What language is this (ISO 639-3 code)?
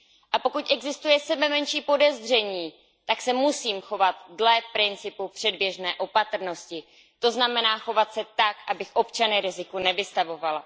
ces